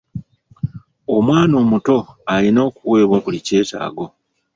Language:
Ganda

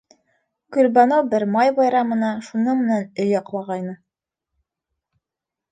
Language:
Bashkir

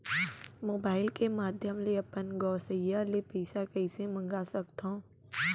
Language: Chhattisgarhi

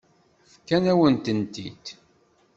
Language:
Kabyle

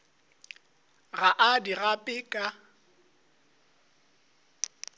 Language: Northern Sotho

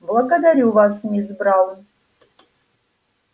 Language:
Russian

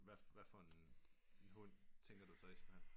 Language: Danish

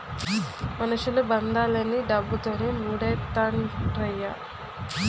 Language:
Telugu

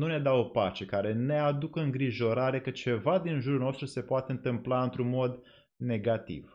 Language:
Romanian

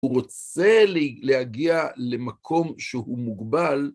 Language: Hebrew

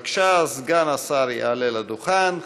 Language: Hebrew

